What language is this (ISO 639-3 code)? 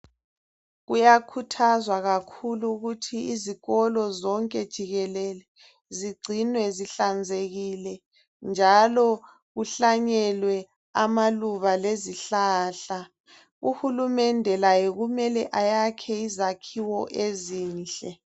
nde